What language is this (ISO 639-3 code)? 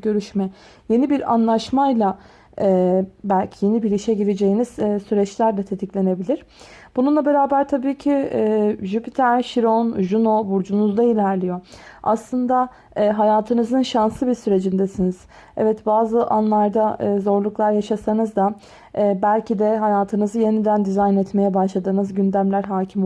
tur